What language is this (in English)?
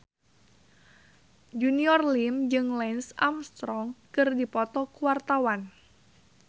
Sundanese